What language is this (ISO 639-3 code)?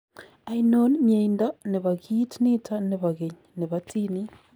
kln